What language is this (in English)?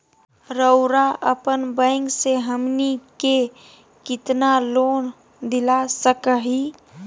Magahi